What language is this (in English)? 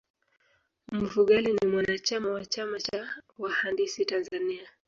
Swahili